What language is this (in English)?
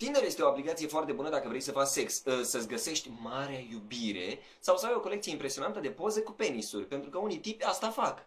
Romanian